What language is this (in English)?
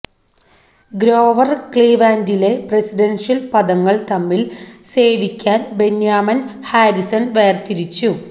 Malayalam